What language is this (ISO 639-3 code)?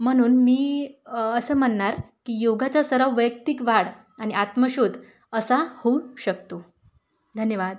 mar